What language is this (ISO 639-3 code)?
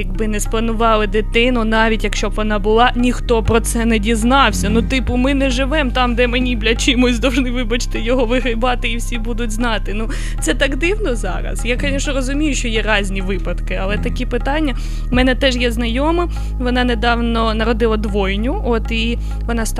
ukr